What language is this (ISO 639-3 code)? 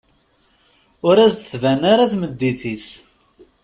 kab